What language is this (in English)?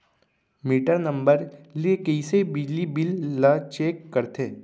Chhattisgarhi